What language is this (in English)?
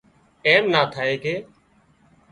Wadiyara Koli